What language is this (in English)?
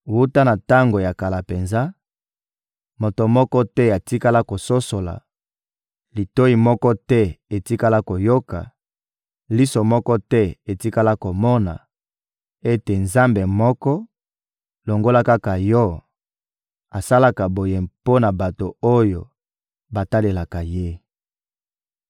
Lingala